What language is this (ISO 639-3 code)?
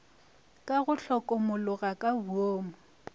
nso